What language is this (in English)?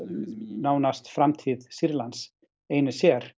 Icelandic